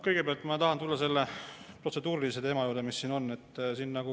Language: Estonian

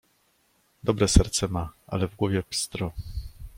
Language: Polish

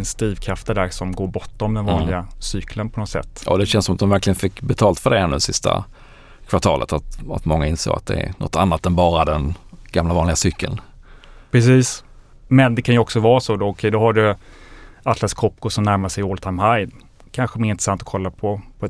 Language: Swedish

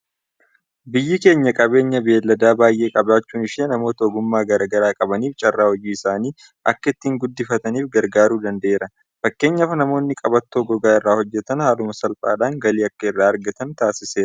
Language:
Oromo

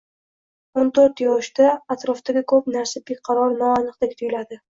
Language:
Uzbek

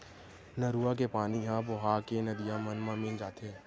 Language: Chhattisgarhi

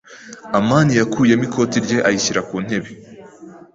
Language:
Kinyarwanda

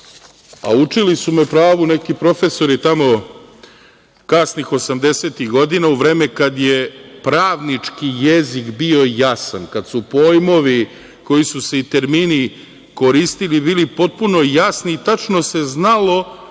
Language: Serbian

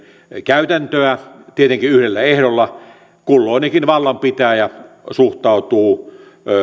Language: Finnish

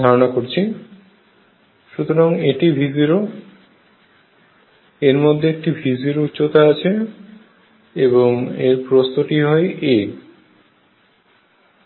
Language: Bangla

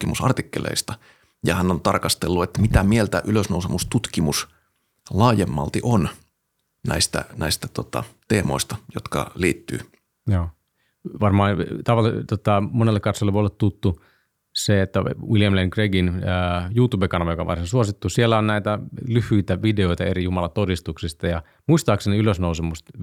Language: Finnish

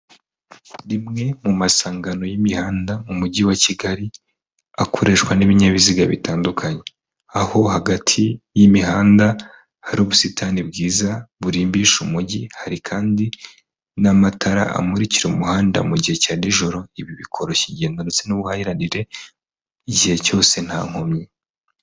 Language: Kinyarwanda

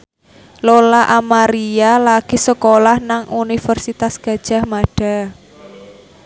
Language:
Javanese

